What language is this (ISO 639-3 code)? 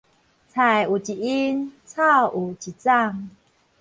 nan